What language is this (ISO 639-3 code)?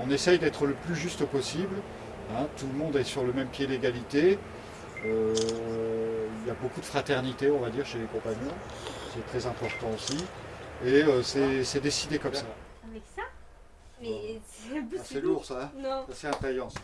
fra